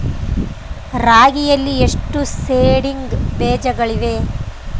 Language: Kannada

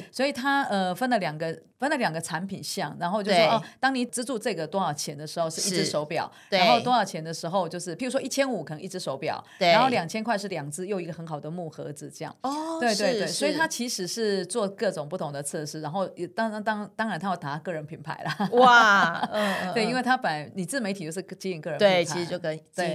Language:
Chinese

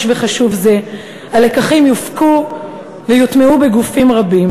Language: Hebrew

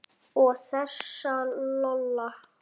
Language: Icelandic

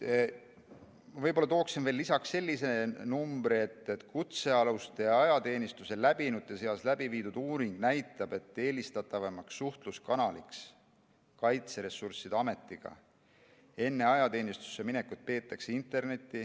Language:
Estonian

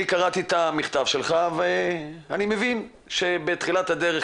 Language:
Hebrew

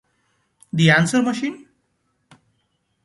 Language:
English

